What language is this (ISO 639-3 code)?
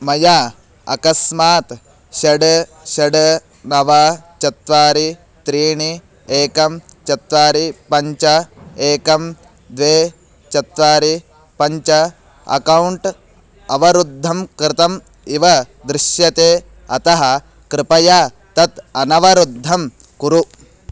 san